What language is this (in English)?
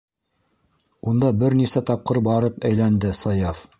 Bashkir